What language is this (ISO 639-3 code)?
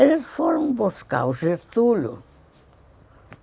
por